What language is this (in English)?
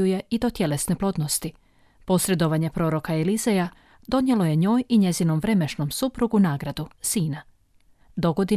Croatian